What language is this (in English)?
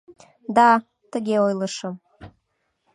Mari